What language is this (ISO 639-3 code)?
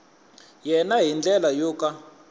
tso